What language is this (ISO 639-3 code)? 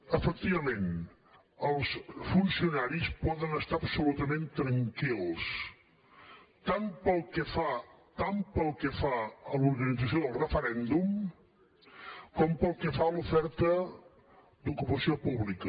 cat